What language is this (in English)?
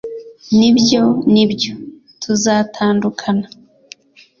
Kinyarwanda